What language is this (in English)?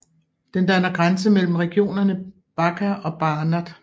Danish